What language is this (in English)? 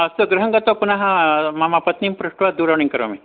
Sanskrit